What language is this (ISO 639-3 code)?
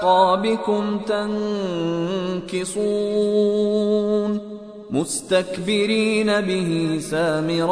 ara